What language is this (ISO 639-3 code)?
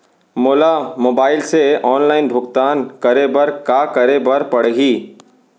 hne